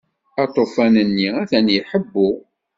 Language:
Kabyle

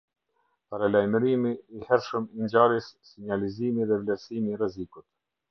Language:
Albanian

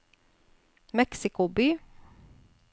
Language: Norwegian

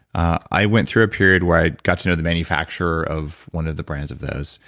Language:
English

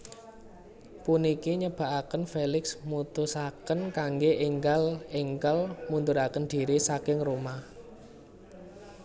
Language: Javanese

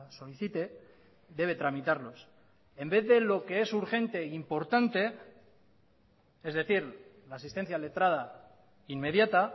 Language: Spanish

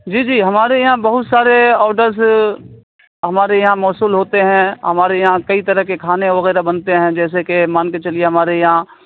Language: Urdu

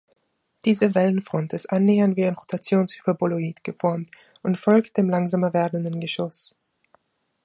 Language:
German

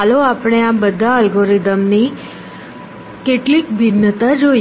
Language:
Gujarati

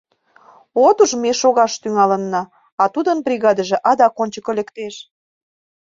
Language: Mari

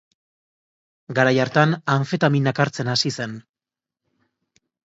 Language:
Basque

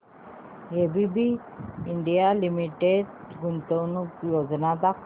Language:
Marathi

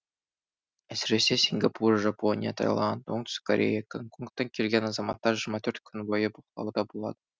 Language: Kazakh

